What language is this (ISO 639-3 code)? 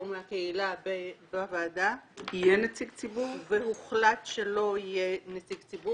heb